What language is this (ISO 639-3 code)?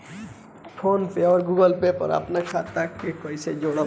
bho